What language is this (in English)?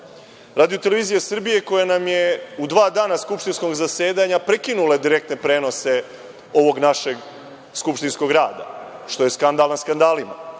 Serbian